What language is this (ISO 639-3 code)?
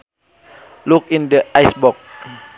sun